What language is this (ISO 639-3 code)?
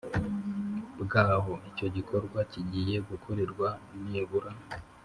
kin